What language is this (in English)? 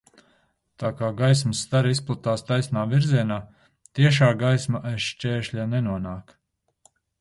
Latvian